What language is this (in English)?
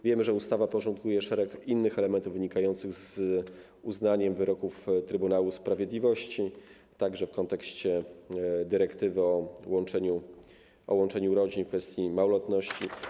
Polish